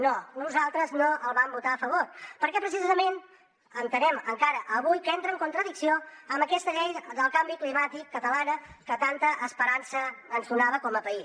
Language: Catalan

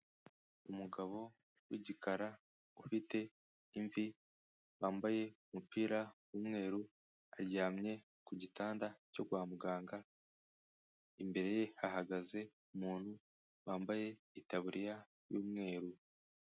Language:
Kinyarwanda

